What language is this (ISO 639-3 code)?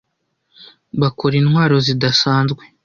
kin